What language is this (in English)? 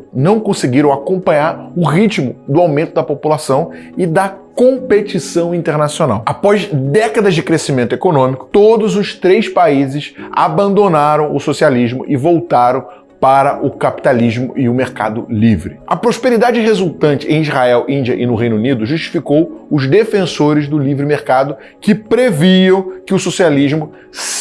Portuguese